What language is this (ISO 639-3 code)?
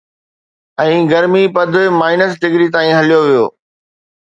snd